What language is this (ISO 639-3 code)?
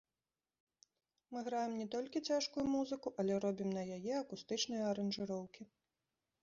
bel